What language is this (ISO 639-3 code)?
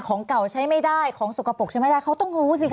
tha